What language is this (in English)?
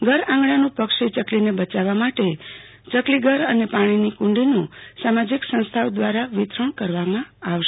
Gujarati